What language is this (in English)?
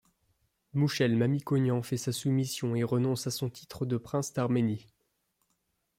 French